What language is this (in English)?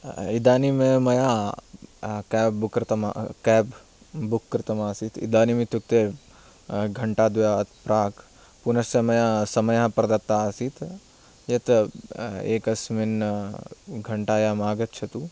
Sanskrit